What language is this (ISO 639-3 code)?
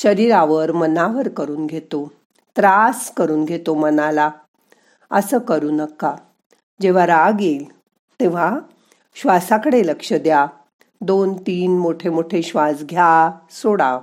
mar